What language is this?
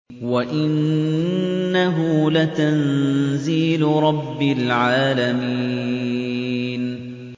Arabic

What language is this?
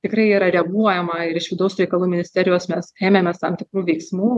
Lithuanian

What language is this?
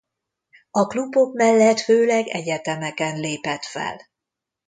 Hungarian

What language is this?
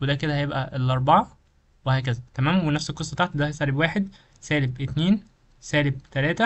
Arabic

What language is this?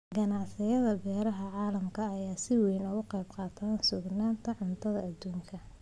Somali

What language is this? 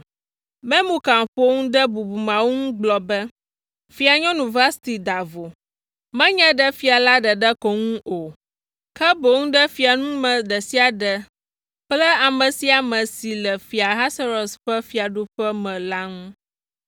Ewe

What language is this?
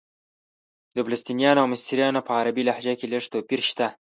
Pashto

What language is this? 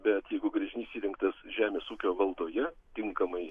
Lithuanian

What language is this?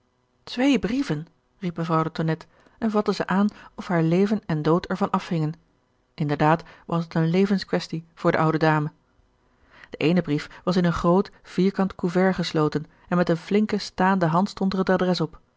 Dutch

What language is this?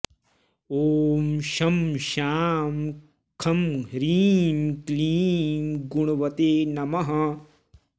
Sanskrit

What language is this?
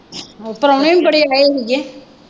Punjabi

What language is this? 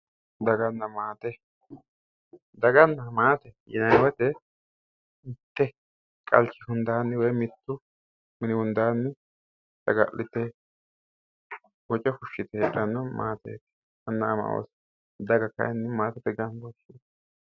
Sidamo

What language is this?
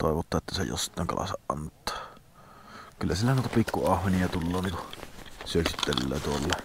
Finnish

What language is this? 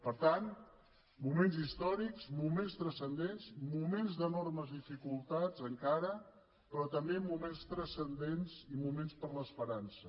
Catalan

